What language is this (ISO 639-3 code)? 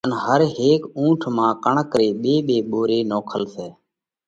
kvx